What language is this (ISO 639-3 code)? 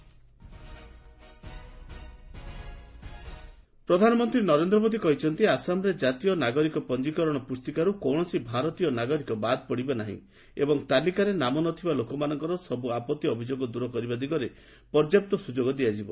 ori